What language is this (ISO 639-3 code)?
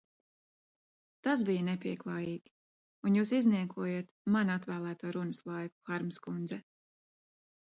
lav